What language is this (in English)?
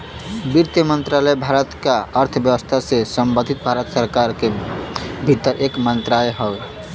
Bhojpuri